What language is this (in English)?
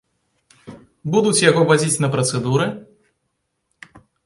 Belarusian